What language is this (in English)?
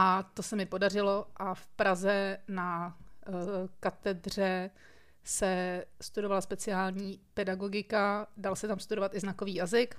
Czech